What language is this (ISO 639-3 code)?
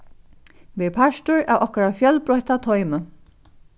fao